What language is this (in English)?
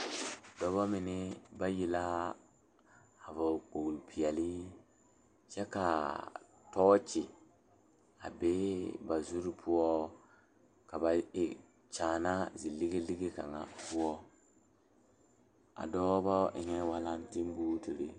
Southern Dagaare